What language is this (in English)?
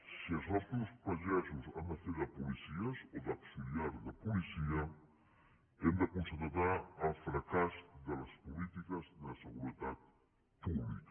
Catalan